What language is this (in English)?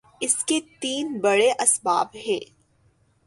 Urdu